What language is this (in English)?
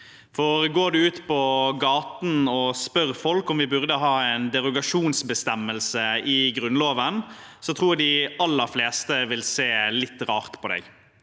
Norwegian